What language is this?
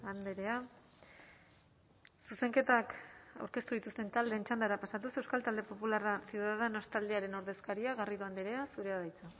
Basque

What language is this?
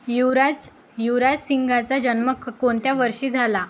Marathi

